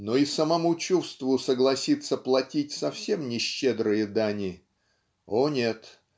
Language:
Russian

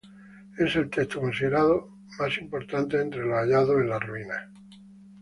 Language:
Spanish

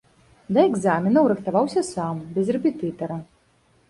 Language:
Belarusian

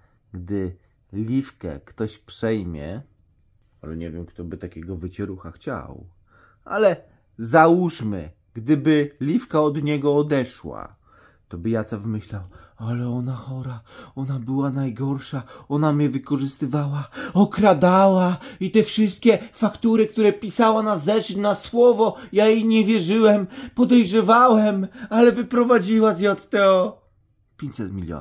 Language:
Polish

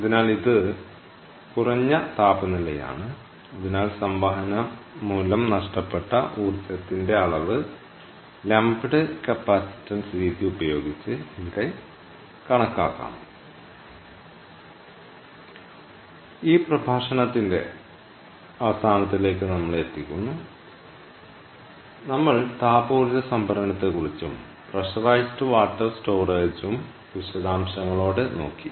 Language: Malayalam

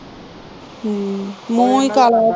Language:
Punjabi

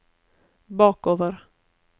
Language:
Norwegian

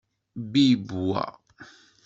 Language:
Kabyle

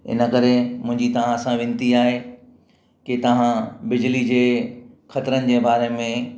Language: Sindhi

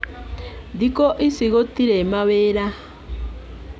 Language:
Kikuyu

